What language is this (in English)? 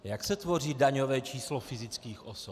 Czech